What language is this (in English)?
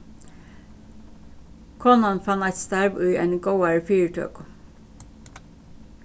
Faroese